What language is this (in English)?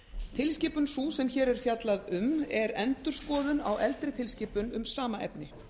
Icelandic